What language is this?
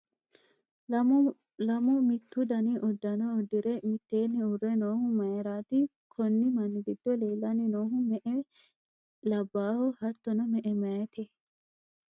Sidamo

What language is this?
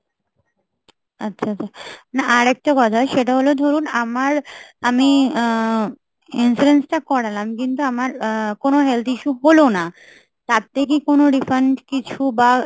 Bangla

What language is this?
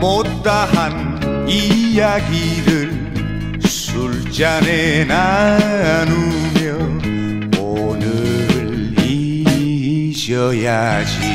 Korean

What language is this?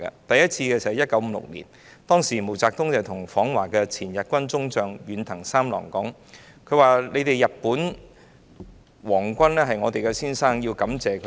Cantonese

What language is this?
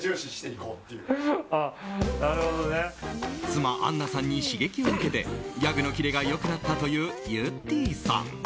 Japanese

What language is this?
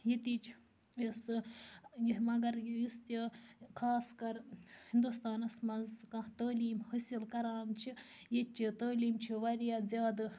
Kashmiri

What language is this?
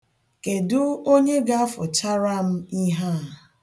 Igbo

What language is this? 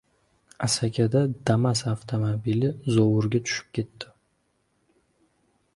Uzbek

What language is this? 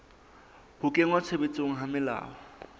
Southern Sotho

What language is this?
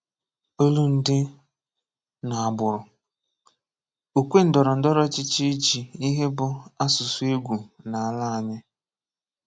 Igbo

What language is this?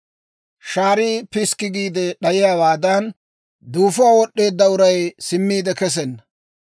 Dawro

